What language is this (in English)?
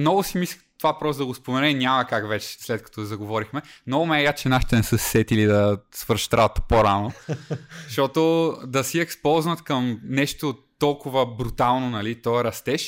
Bulgarian